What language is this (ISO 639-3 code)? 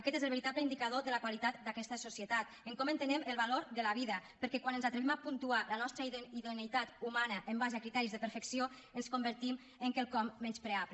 cat